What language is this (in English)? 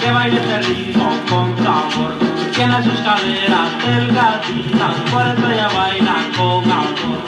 Spanish